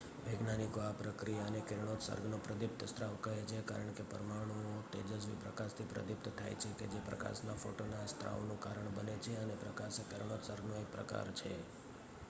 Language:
Gujarati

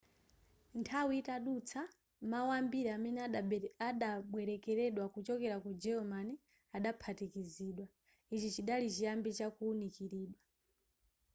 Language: Nyanja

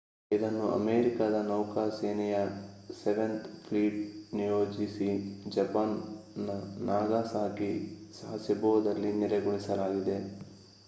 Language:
Kannada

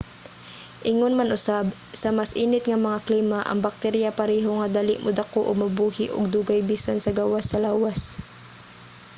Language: Cebuano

